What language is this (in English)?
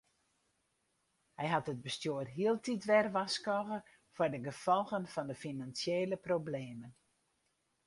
Western Frisian